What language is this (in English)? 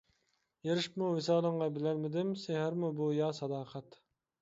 Uyghur